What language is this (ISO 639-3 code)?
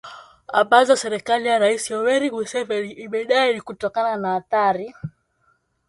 swa